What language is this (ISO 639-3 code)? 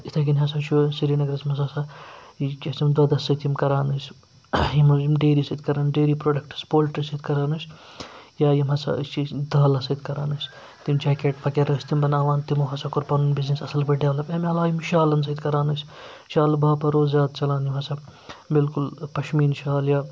kas